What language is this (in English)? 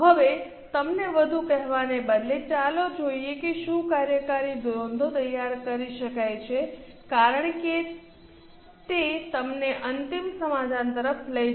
Gujarati